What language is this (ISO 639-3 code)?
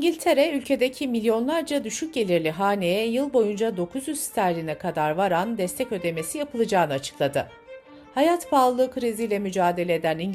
tur